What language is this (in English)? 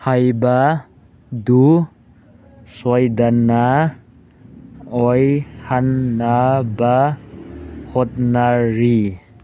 Manipuri